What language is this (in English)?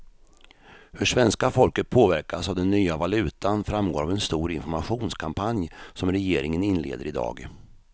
Swedish